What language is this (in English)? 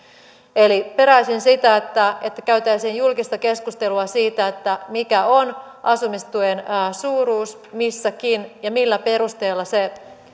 Finnish